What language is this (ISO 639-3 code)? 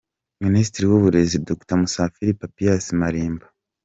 kin